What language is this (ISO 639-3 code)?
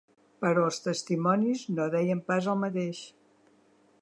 cat